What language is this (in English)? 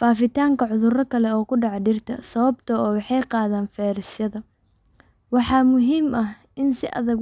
Somali